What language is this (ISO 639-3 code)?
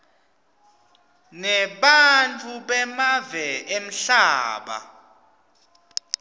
ssw